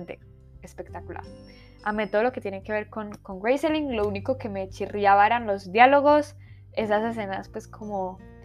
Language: Spanish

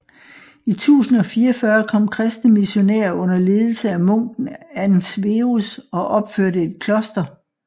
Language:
Danish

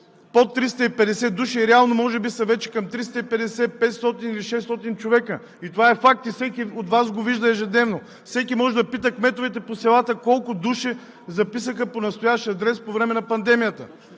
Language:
Bulgarian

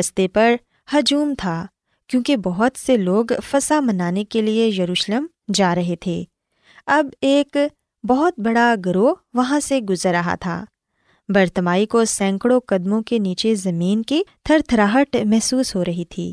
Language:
Urdu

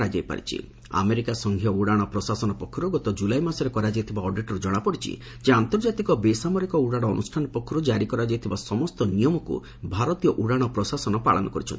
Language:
Odia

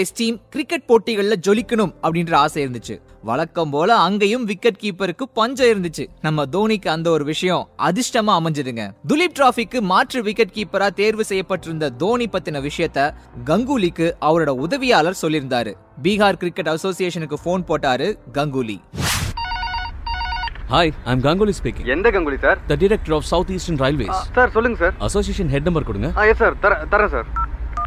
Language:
Tamil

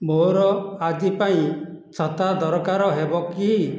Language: Odia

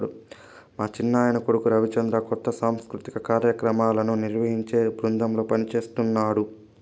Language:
Telugu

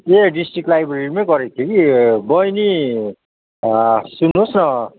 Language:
Nepali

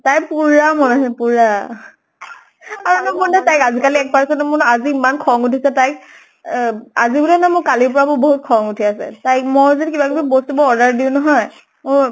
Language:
Assamese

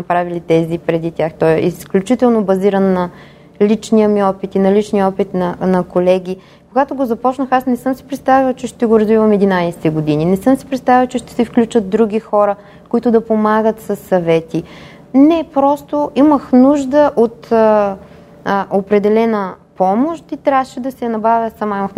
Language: Bulgarian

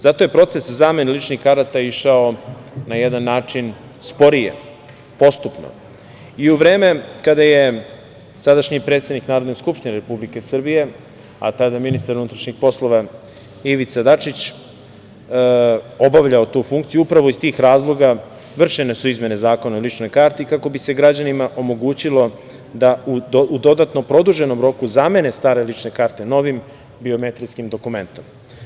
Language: Serbian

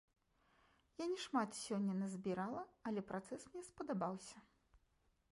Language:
Belarusian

